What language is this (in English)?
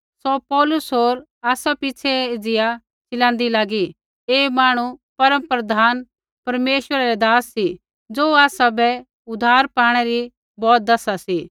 Kullu Pahari